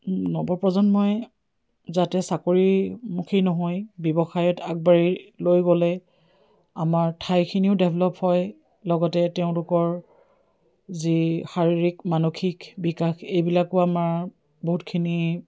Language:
Assamese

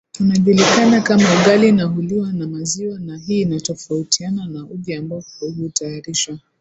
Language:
Swahili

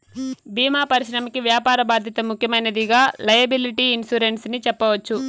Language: Telugu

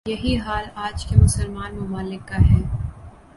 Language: Urdu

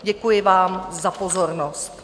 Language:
Czech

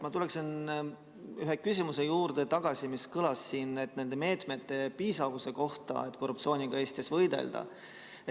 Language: Estonian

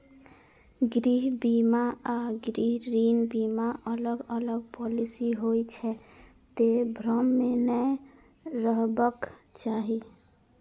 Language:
Maithili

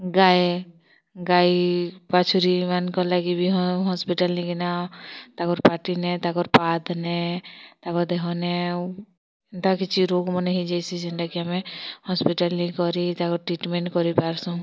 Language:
Odia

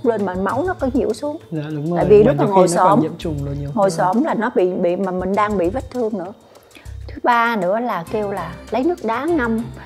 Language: Vietnamese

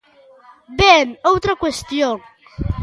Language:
Galician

